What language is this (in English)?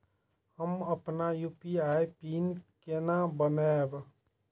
Maithili